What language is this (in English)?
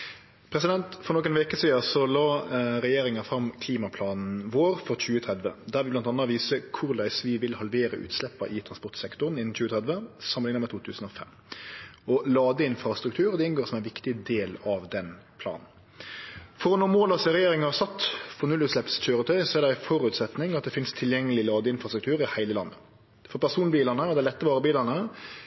Norwegian